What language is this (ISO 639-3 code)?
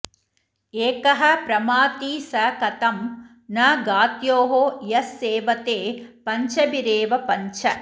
san